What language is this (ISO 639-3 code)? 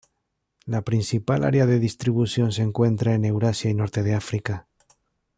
spa